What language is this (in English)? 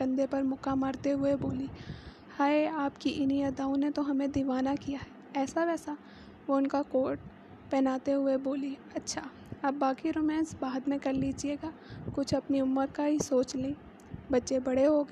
Urdu